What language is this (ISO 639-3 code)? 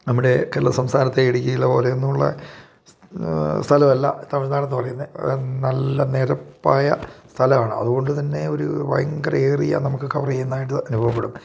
mal